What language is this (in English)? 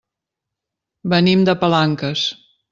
Catalan